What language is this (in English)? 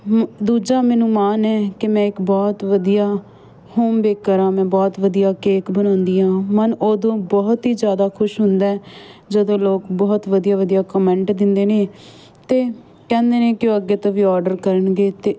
Punjabi